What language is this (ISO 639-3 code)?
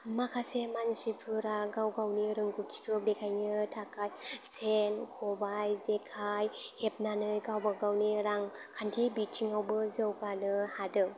brx